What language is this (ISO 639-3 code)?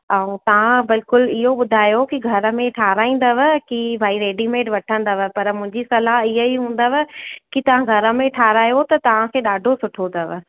snd